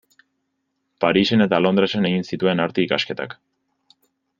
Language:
Basque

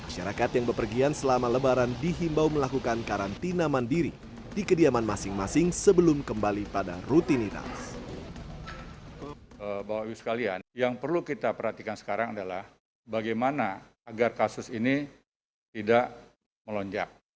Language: Indonesian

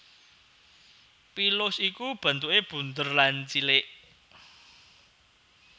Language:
Javanese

